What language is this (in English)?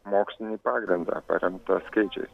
Lithuanian